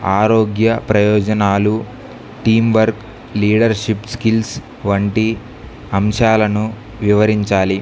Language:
Telugu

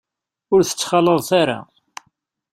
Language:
Kabyle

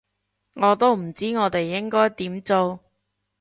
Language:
Cantonese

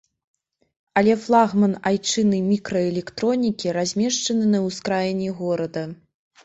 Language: Belarusian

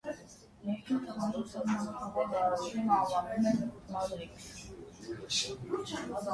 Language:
Armenian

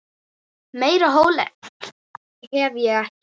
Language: Icelandic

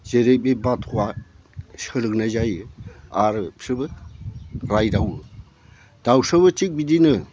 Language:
Bodo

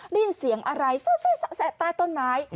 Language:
Thai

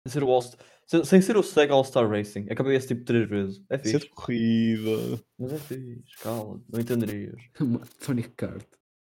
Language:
Portuguese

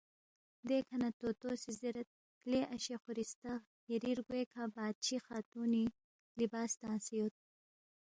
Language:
Balti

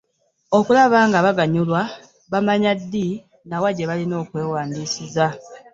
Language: Ganda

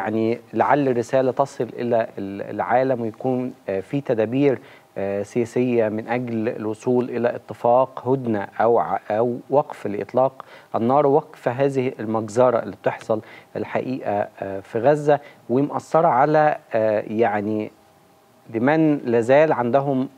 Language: Arabic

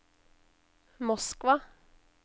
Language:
Norwegian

